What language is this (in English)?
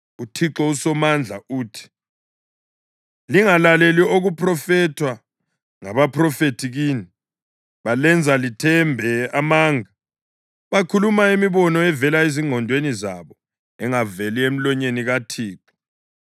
North Ndebele